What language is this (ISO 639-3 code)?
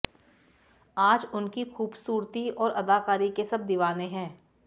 hin